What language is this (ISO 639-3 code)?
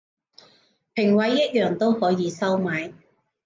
yue